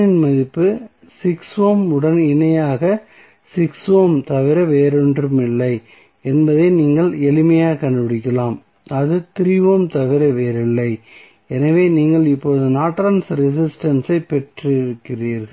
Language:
Tamil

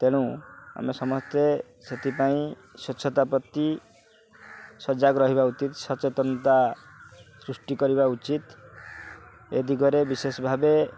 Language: Odia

